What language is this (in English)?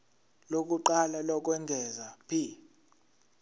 Zulu